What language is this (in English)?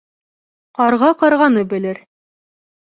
Bashkir